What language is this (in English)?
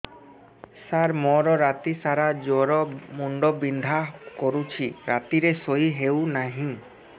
Odia